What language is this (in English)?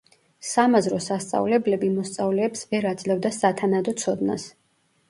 Georgian